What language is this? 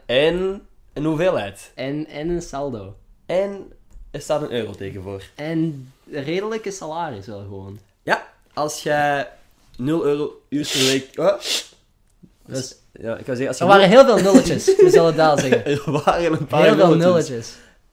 Dutch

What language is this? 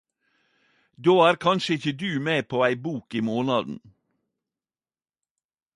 Norwegian Nynorsk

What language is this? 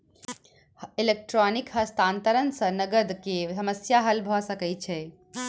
Maithili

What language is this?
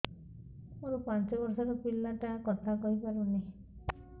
Odia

